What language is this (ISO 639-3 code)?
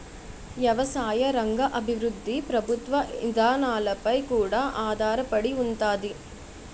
tel